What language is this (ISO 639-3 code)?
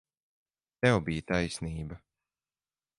lav